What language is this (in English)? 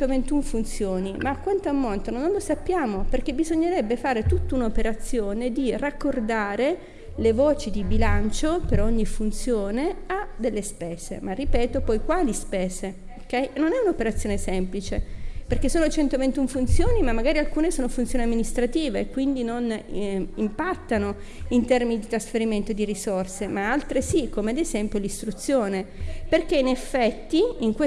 Italian